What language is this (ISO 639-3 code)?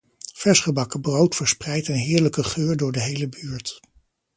nld